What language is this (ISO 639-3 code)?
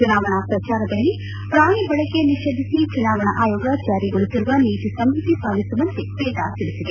kan